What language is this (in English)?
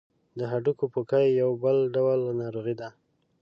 Pashto